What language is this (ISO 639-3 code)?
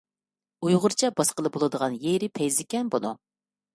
uig